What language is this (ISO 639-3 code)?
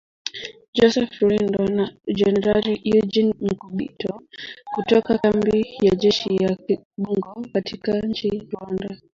swa